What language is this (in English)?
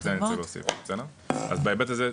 Hebrew